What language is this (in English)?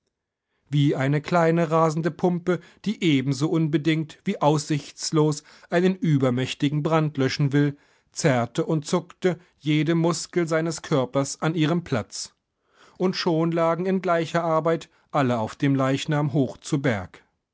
German